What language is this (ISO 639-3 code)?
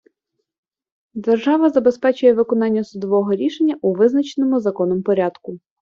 ukr